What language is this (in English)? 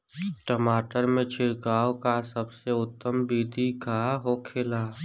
Bhojpuri